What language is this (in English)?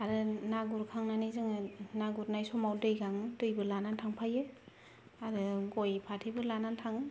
Bodo